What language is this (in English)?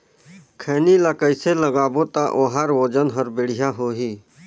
Chhattisgarhi